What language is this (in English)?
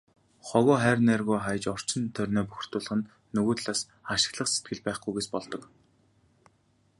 Mongolian